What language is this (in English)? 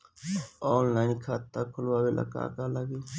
Bhojpuri